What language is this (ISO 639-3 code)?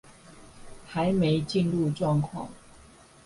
zho